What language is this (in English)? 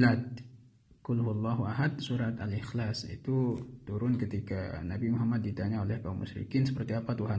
Indonesian